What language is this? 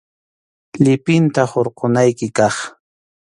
Arequipa-La Unión Quechua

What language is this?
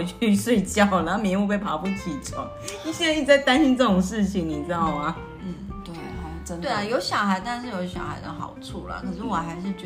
Chinese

